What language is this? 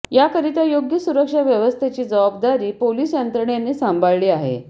Marathi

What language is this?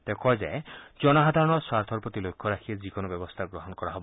Assamese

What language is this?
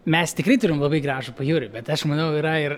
Lithuanian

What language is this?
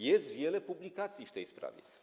Polish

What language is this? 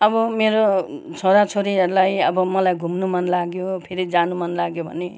Nepali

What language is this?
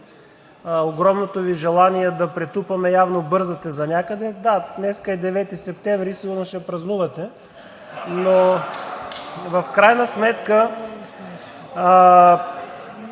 Bulgarian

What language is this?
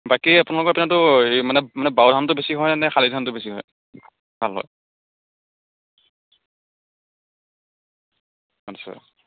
Assamese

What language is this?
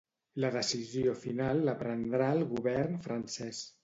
Catalan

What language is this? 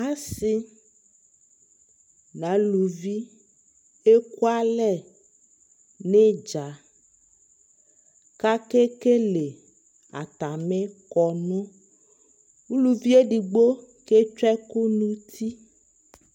Ikposo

